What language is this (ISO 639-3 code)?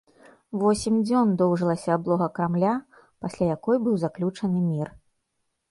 bel